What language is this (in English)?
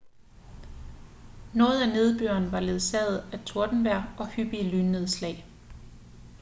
Danish